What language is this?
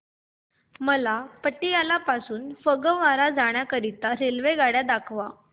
Marathi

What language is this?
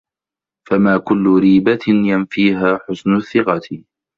Arabic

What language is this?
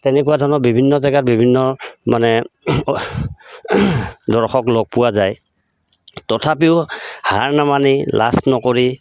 Assamese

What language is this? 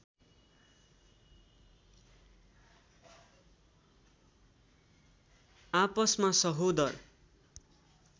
Nepali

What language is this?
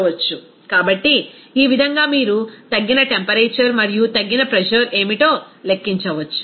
Telugu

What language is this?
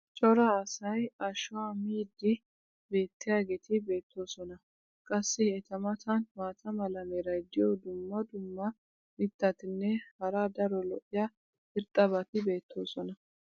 Wolaytta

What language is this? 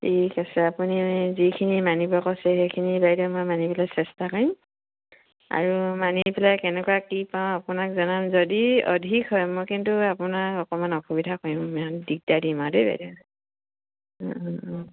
Assamese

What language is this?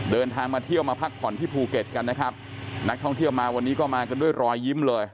Thai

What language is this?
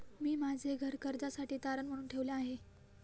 Marathi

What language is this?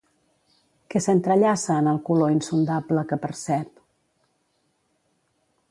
Catalan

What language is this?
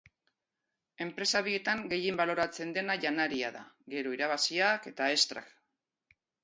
Basque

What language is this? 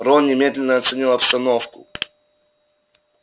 Russian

